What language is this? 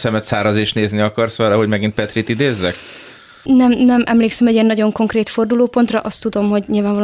Hungarian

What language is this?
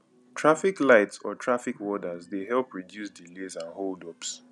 Nigerian Pidgin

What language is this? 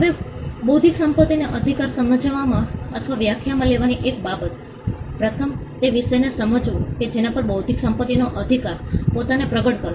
Gujarati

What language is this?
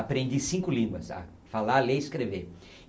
Portuguese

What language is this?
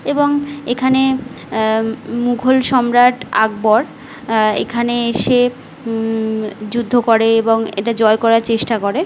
Bangla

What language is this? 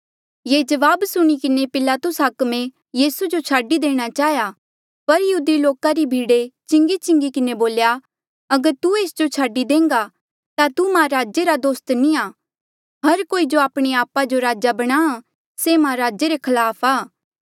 Mandeali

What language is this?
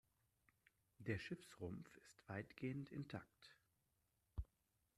German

